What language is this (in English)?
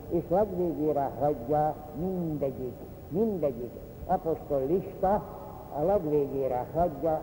Hungarian